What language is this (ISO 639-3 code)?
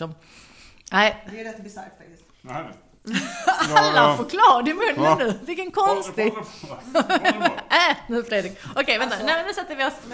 swe